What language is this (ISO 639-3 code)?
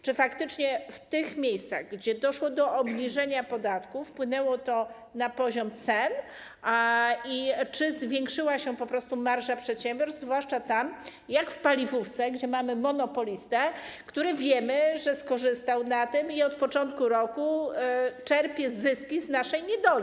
pol